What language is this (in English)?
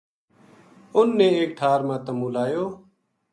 Gujari